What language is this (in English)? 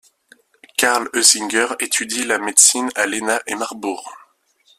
French